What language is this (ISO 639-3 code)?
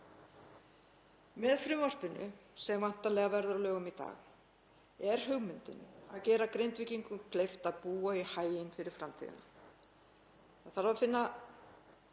isl